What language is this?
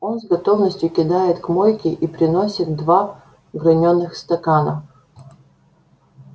Russian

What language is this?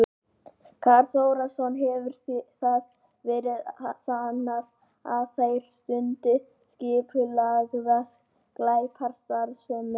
Icelandic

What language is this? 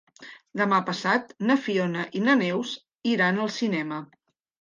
Catalan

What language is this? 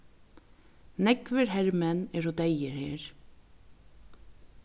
Faroese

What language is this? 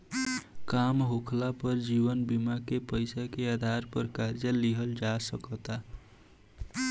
Bhojpuri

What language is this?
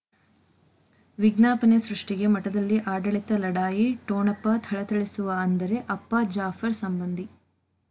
Kannada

